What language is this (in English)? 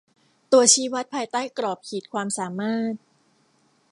Thai